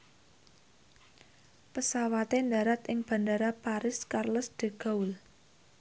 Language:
Javanese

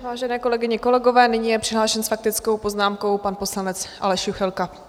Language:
Czech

